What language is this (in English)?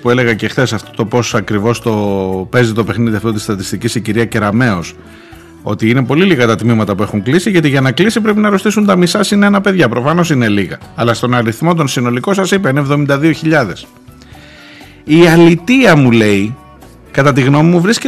Greek